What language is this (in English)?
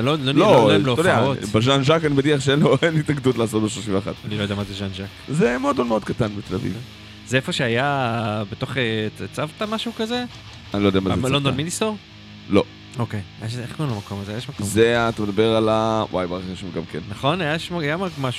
Hebrew